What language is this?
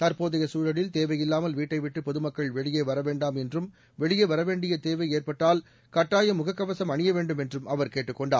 Tamil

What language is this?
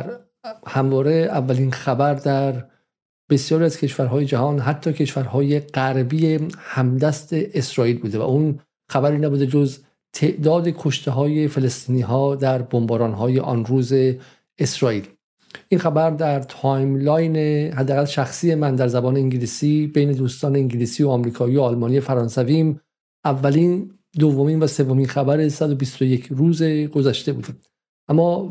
Persian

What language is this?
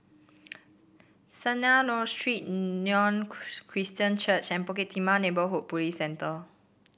English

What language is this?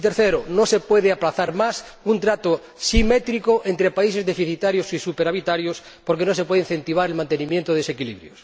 Spanish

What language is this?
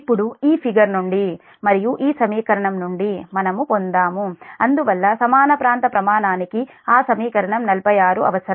Telugu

